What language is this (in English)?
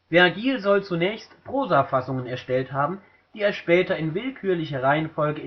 German